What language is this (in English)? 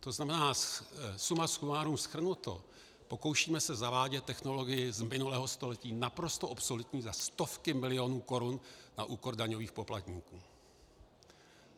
Czech